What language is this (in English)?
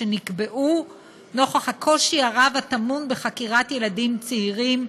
Hebrew